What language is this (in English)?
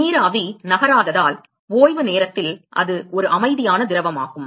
Tamil